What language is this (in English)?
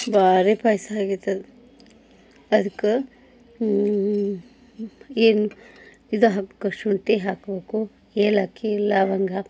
Kannada